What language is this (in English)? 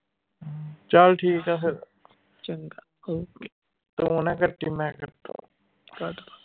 Punjabi